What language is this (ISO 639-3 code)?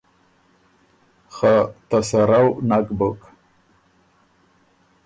oru